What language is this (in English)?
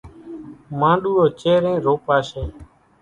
Kachi Koli